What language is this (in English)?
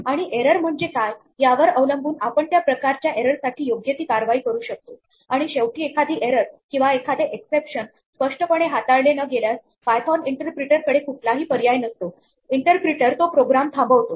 Marathi